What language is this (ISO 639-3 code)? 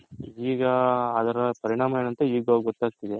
kan